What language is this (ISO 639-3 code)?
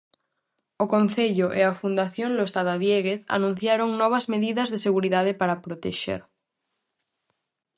glg